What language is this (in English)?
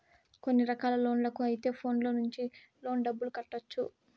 Telugu